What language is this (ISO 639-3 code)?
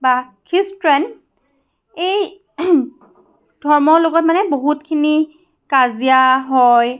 asm